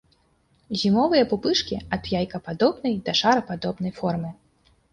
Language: Belarusian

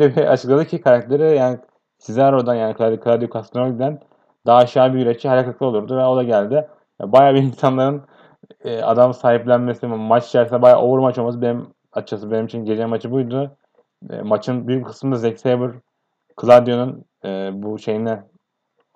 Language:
Turkish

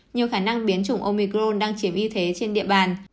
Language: Vietnamese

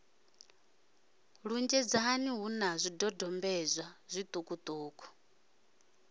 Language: Venda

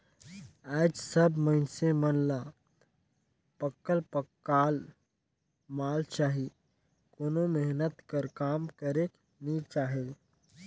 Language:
Chhattisgarhi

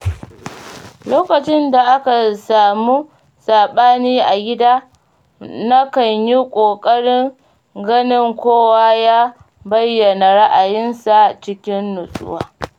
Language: Hausa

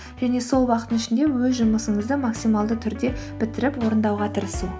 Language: Kazakh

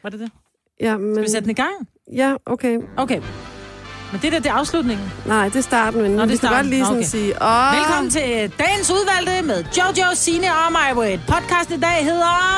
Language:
Danish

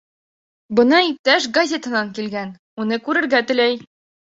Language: Bashkir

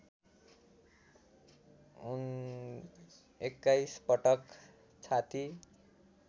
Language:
Nepali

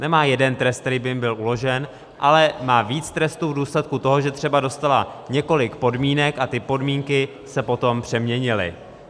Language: Czech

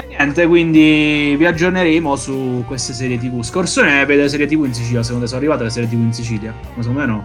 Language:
Italian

